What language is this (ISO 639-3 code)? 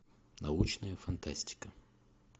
rus